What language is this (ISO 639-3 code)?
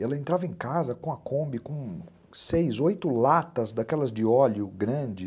por